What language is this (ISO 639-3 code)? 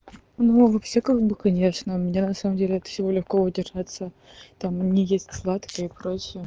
rus